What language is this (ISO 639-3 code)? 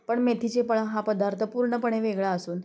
mar